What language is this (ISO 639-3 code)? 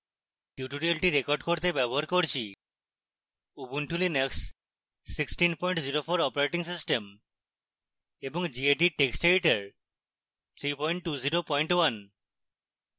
ben